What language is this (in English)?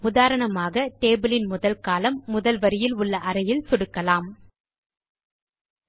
Tamil